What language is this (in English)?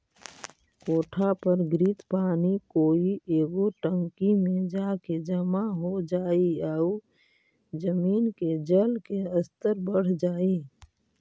Magahi